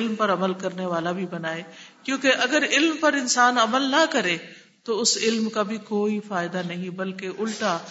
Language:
Urdu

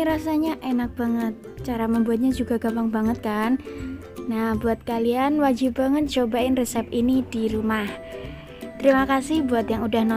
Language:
Indonesian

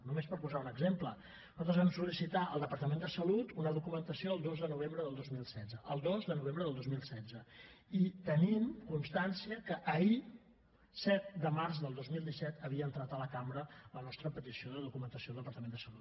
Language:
Catalan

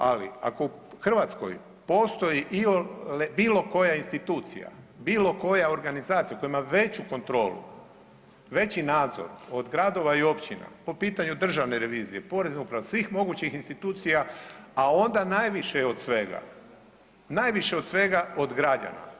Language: Croatian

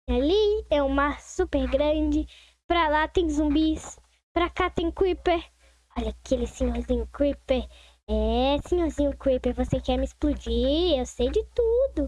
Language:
Portuguese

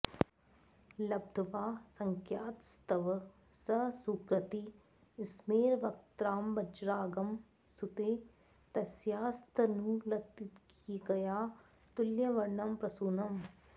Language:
Sanskrit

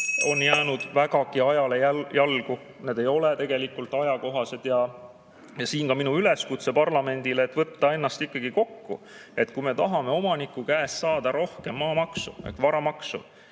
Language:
Estonian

